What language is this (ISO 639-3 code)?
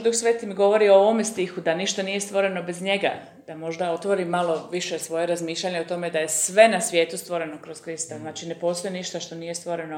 hrv